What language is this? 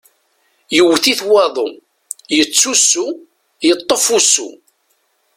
Kabyle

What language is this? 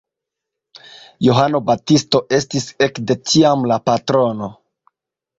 Esperanto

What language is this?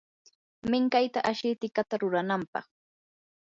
Yanahuanca Pasco Quechua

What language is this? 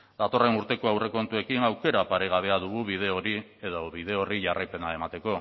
Basque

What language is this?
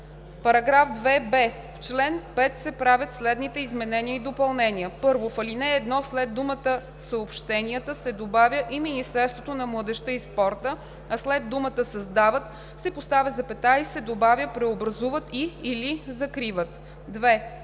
Bulgarian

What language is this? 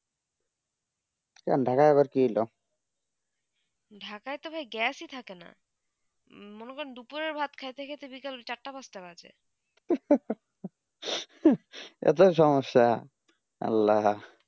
Bangla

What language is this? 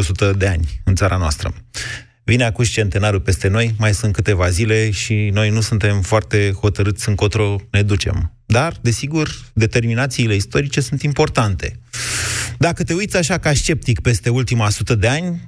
Romanian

